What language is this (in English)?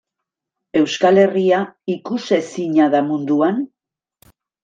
Basque